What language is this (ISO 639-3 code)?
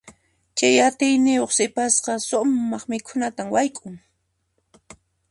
qxp